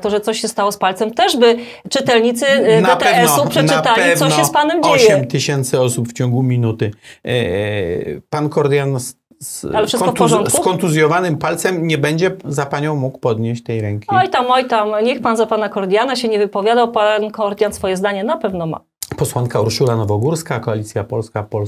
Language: Polish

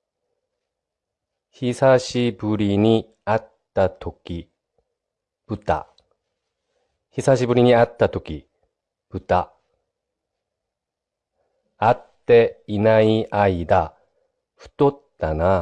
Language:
Japanese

